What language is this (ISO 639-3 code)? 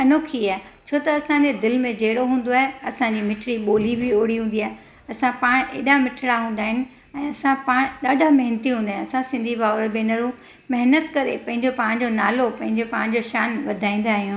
snd